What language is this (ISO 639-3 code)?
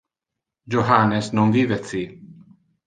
ina